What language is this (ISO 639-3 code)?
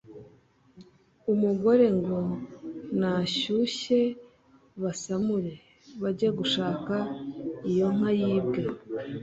kin